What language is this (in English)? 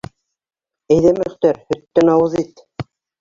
Bashkir